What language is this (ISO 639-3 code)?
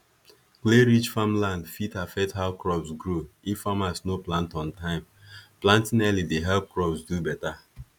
pcm